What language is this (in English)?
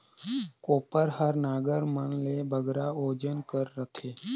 Chhattisgarhi